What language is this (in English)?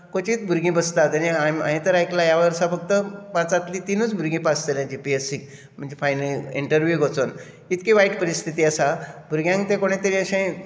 Konkani